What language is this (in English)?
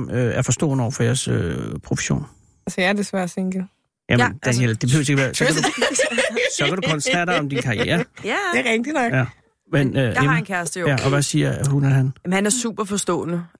Danish